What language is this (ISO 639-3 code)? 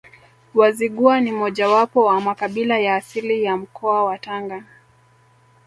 swa